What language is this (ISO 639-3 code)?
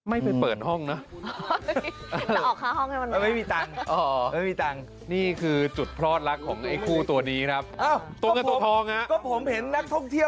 tha